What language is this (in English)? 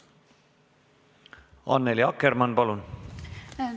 Estonian